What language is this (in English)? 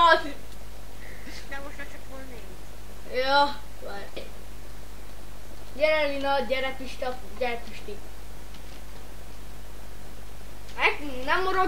Hungarian